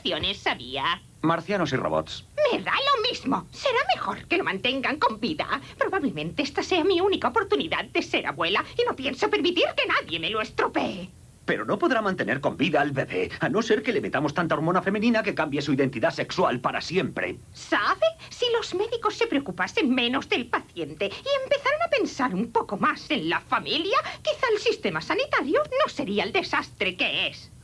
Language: Spanish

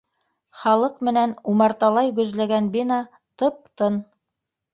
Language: Bashkir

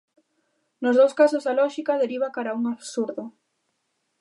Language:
Galician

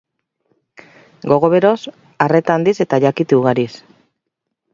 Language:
Basque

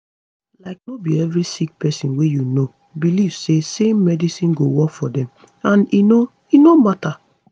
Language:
Nigerian Pidgin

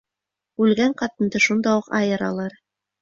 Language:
Bashkir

